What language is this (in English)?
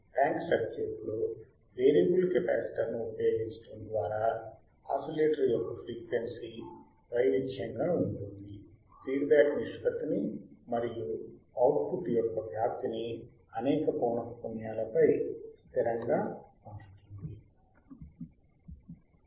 Telugu